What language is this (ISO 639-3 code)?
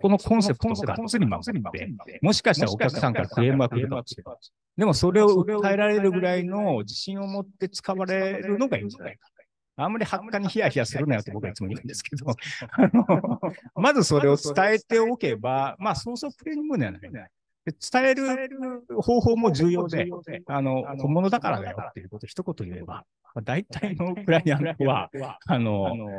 jpn